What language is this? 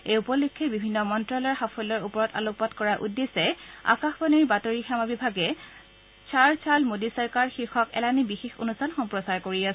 Assamese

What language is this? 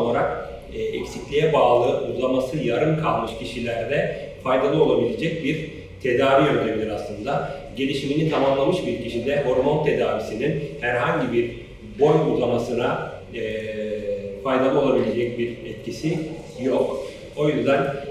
Turkish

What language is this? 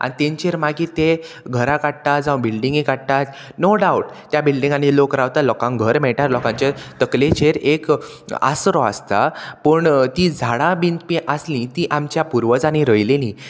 Konkani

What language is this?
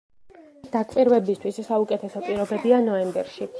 Georgian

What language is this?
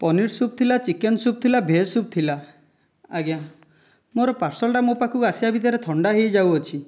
Odia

